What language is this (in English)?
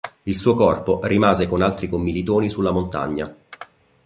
Italian